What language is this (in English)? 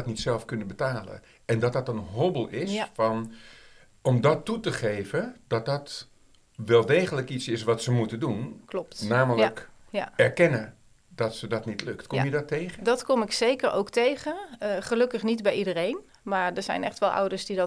Dutch